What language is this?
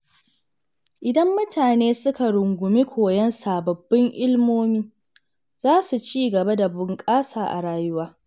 Hausa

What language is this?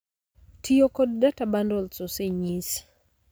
Luo (Kenya and Tanzania)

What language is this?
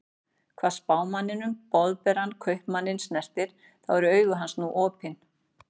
Icelandic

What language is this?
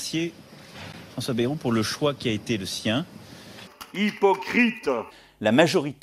French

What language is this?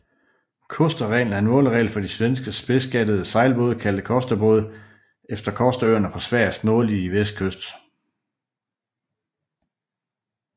Danish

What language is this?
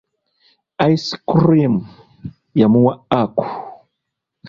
Ganda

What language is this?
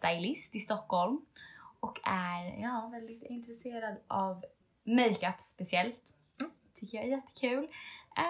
Swedish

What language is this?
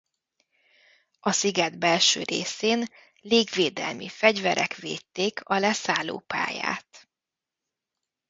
Hungarian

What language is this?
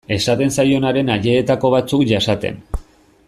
Basque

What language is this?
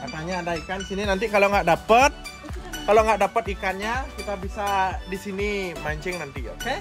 Indonesian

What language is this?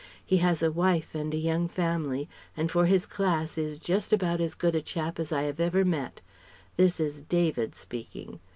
English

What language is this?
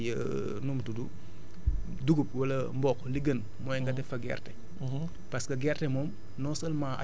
Wolof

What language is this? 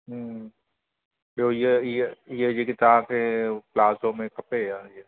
Sindhi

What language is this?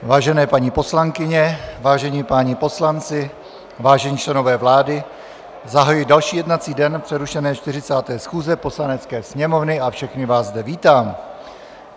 Czech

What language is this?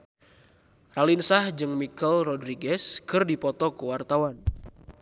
Sundanese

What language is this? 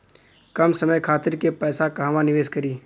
Bhojpuri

